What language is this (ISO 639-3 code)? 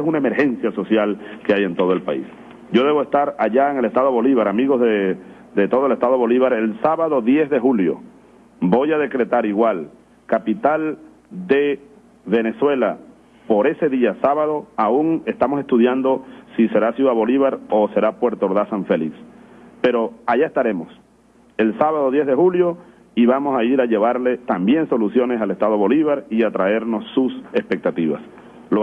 spa